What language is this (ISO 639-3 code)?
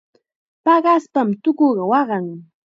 qxa